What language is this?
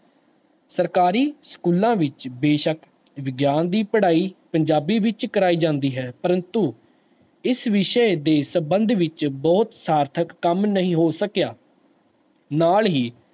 Punjabi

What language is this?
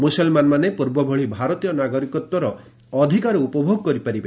Odia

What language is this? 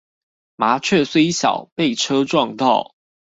Chinese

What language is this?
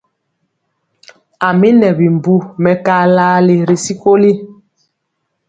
Mpiemo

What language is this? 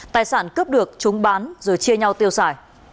Vietnamese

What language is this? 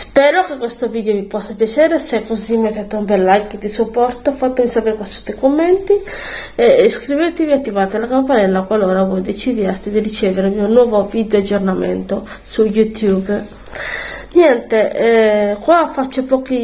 Italian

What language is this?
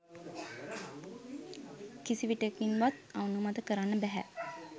Sinhala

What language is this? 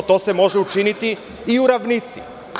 Serbian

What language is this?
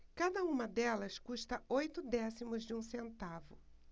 Portuguese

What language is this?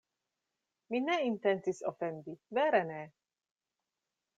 Esperanto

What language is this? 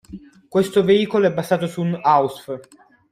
Italian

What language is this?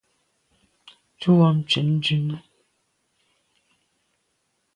Medumba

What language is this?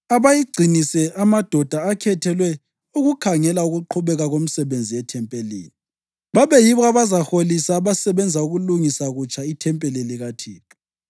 North Ndebele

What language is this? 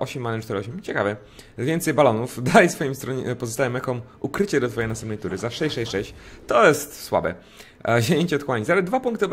Polish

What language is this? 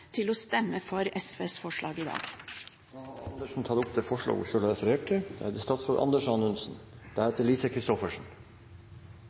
Norwegian Bokmål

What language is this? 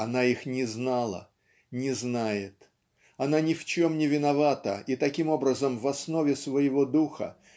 Russian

